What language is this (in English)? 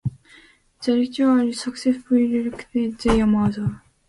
English